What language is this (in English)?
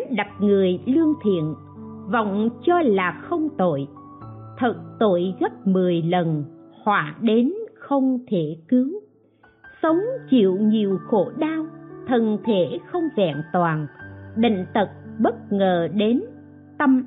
Vietnamese